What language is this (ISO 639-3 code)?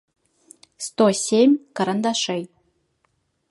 rus